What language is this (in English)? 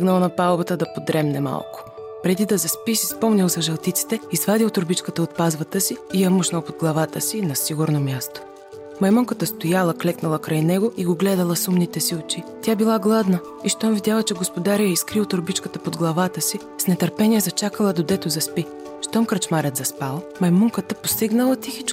Bulgarian